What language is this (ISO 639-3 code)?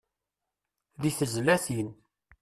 kab